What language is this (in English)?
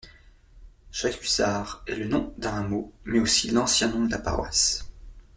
French